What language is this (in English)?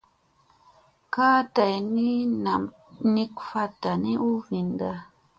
Musey